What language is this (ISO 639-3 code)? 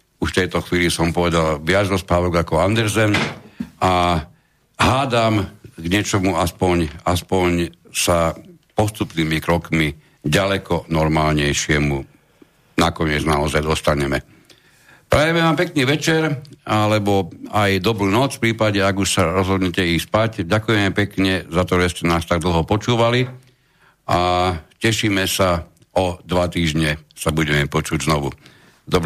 slk